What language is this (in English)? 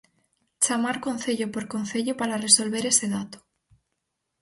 Galician